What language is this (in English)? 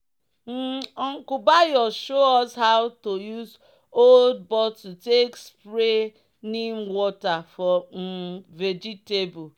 Nigerian Pidgin